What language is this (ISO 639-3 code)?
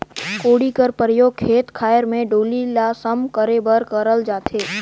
hne